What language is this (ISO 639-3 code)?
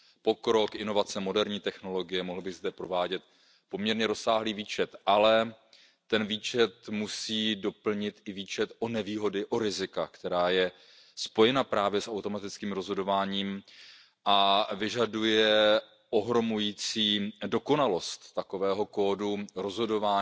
ces